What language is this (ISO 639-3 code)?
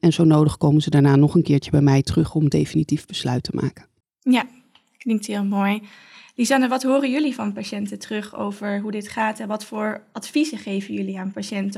nld